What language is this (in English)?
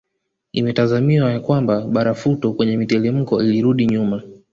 Swahili